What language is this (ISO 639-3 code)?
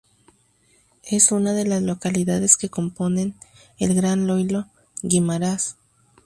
spa